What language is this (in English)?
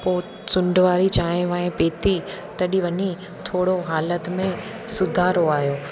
Sindhi